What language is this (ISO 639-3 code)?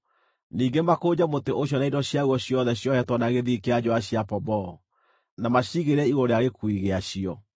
kik